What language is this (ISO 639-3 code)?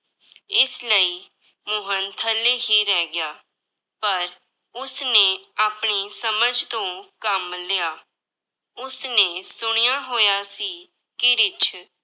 pan